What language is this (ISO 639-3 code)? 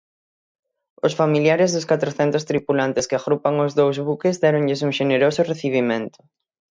glg